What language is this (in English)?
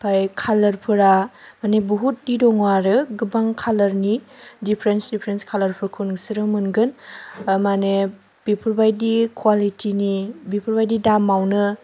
Bodo